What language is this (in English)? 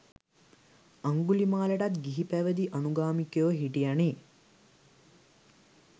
Sinhala